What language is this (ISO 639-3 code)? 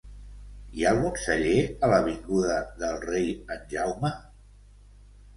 cat